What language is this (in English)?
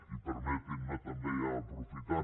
Catalan